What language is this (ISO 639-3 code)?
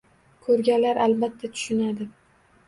uzb